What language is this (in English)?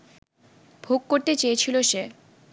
Bangla